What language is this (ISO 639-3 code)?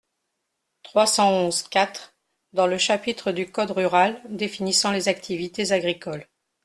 fra